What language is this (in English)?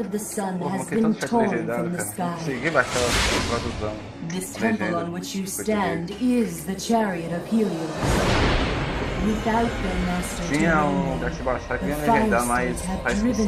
Portuguese